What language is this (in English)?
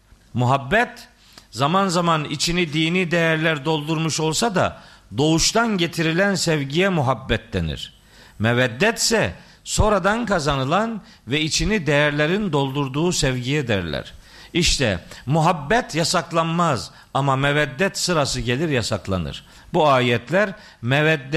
Turkish